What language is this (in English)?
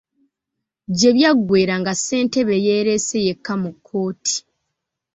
Ganda